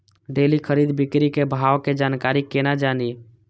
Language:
Maithili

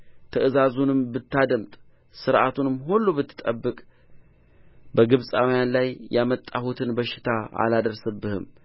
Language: Amharic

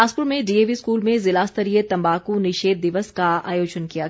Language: Hindi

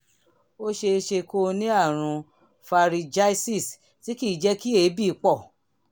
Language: Yoruba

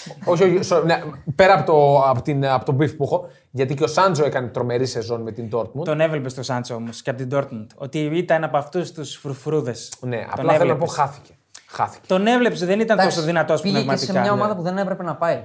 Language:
Greek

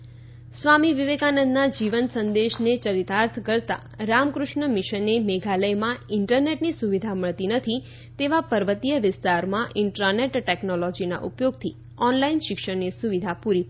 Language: Gujarati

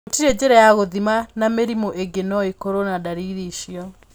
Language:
Kikuyu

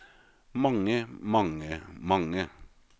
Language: Norwegian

